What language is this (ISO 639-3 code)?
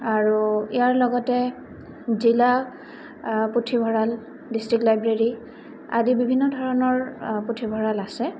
asm